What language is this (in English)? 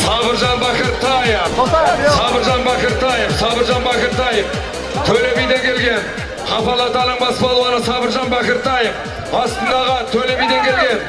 Indonesian